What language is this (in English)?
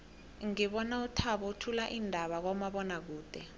South Ndebele